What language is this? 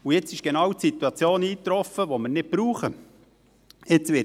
Swiss German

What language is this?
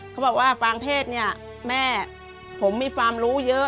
Thai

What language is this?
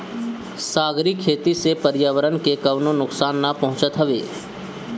Bhojpuri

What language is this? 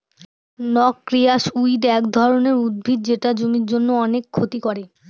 Bangla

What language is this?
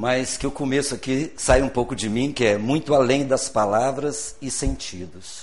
Portuguese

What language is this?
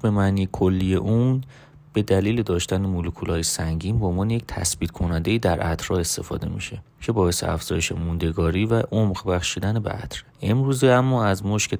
Persian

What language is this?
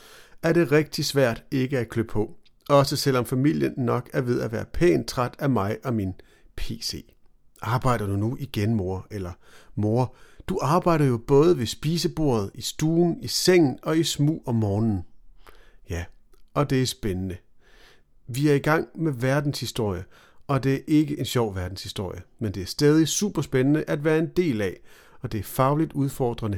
Danish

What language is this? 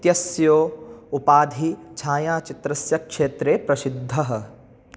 Sanskrit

